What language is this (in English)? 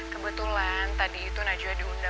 Indonesian